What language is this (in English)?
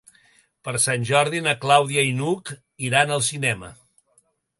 Catalan